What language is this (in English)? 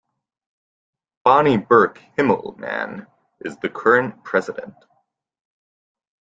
English